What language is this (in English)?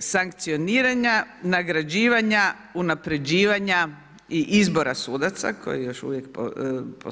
Croatian